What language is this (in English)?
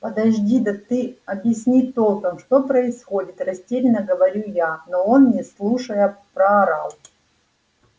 Russian